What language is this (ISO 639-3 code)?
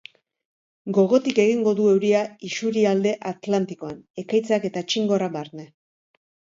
eus